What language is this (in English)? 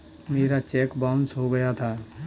Hindi